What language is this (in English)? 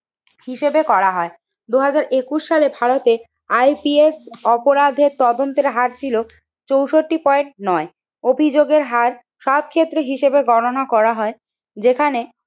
Bangla